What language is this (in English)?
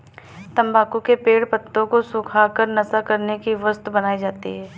Hindi